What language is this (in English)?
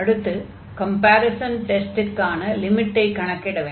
Tamil